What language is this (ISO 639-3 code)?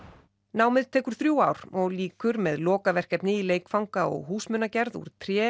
isl